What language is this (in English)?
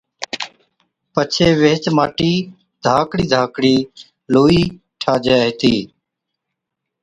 Od